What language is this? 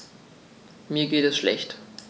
German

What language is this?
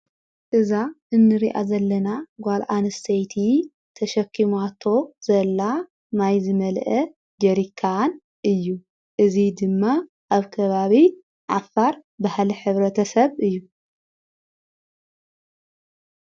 Tigrinya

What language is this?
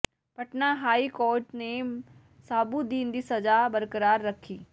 Punjabi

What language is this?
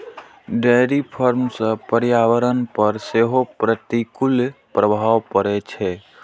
Maithili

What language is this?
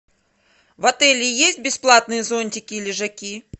Russian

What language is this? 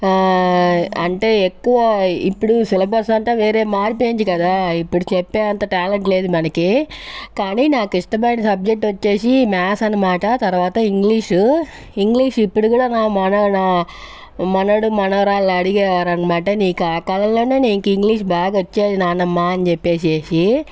Telugu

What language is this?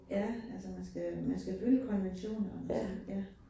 Danish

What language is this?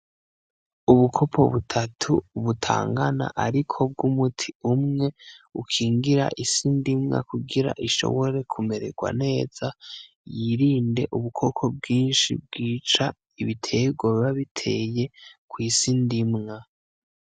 Rundi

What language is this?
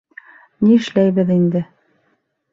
Bashkir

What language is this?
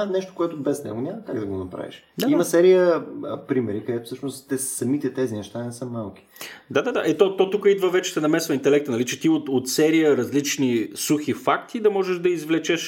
Bulgarian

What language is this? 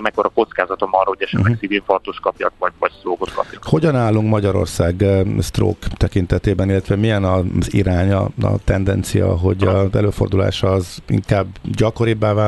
Hungarian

